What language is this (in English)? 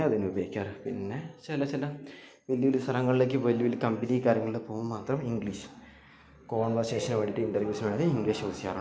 Malayalam